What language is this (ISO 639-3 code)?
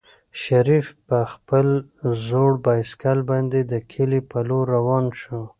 pus